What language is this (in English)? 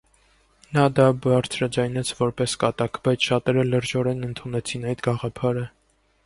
Armenian